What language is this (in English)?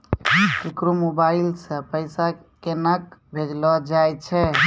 Maithili